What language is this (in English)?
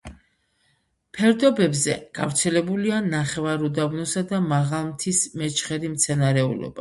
Georgian